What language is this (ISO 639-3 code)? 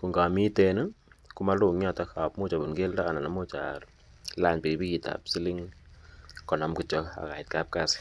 kln